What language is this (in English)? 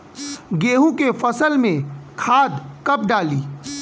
Bhojpuri